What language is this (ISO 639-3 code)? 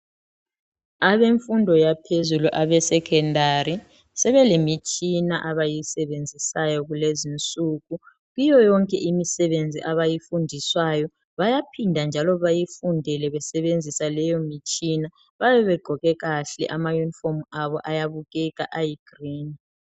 nde